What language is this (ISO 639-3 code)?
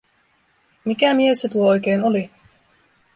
fin